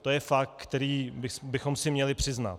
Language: Czech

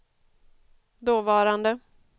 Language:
Swedish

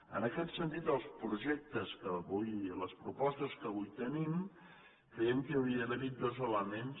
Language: Catalan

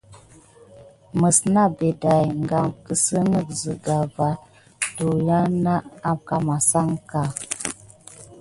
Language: Gidar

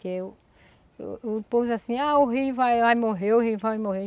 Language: Portuguese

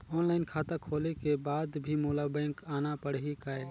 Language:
Chhattisgarhi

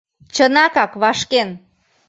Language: Mari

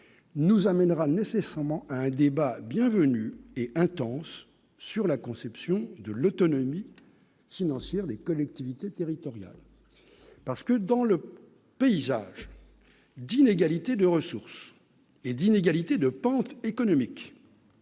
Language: French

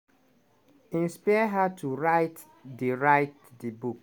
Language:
Nigerian Pidgin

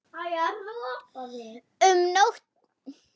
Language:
Icelandic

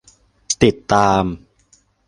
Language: Thai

